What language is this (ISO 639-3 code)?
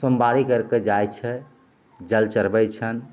mai